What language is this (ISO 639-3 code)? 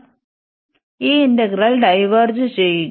mal